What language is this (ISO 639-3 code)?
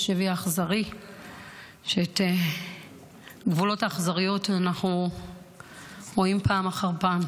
heb